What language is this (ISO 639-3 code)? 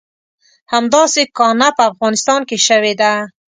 pus